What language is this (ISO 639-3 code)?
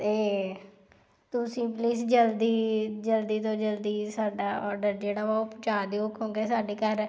pan